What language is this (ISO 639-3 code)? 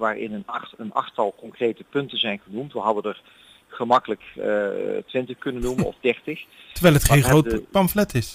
nld